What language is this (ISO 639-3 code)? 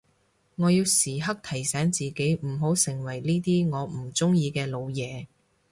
yue